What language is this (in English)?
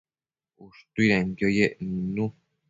Matsés